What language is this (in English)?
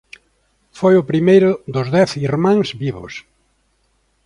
Galician